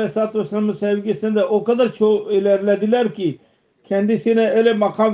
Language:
Turkish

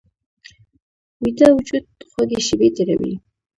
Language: Pashto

